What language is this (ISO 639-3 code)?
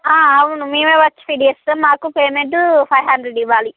tel